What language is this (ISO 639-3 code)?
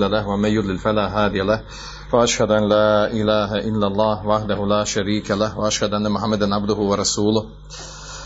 hrv